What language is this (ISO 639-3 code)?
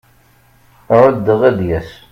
kab